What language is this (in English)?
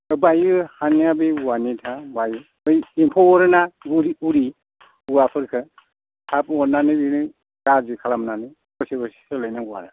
Bodo